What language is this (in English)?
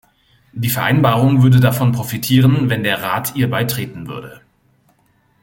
German